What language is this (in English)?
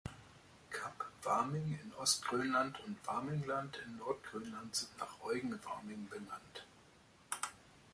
German